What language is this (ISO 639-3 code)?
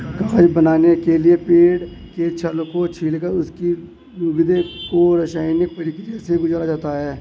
hin